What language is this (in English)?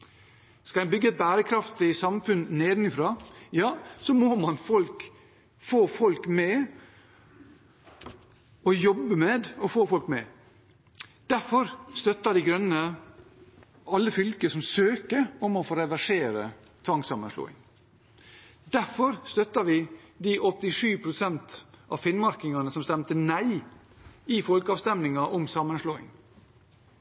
Norwegian Bokmål